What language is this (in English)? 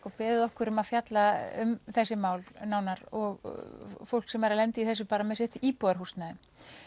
Icelandic